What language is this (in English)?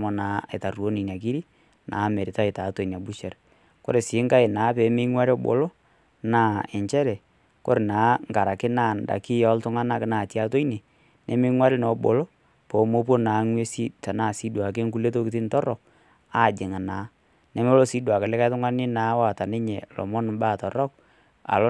Masai